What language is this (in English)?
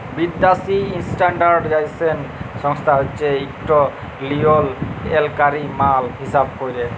Bangla